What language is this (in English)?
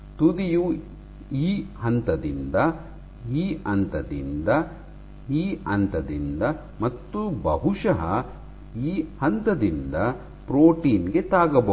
Kannada